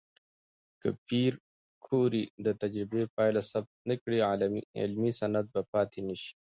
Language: Pashto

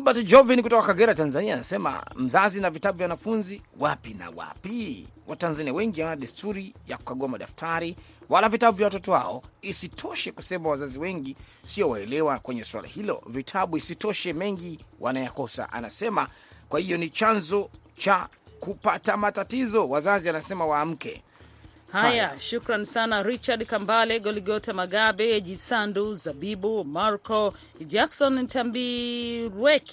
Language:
Swahili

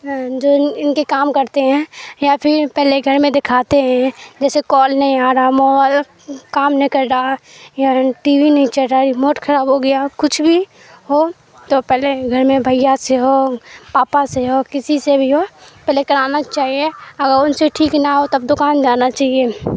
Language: Urdu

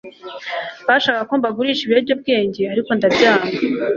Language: Kinyarwanda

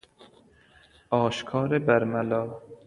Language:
Persian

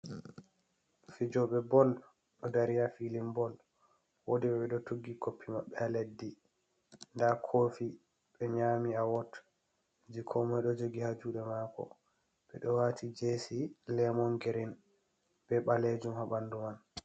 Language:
Fula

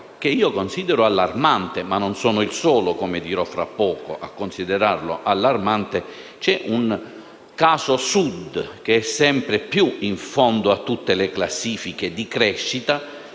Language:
Italian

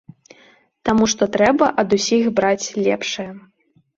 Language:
Belarusian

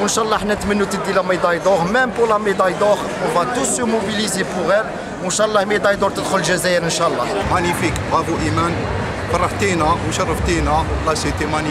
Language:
Arabic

